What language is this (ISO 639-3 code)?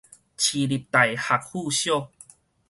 nan